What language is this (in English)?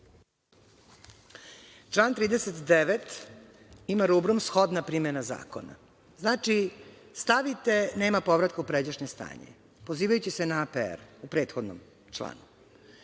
Serbian